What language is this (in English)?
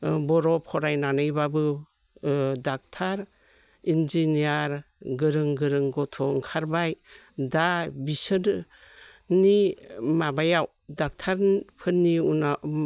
Bodo